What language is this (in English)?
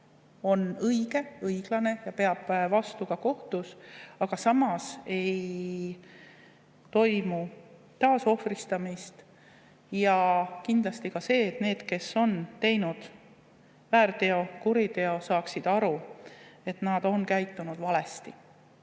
Estonian